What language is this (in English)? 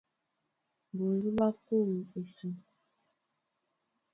Duala